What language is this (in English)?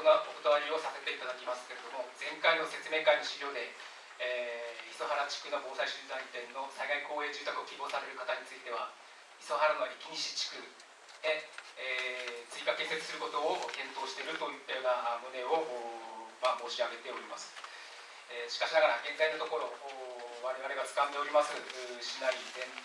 Japanese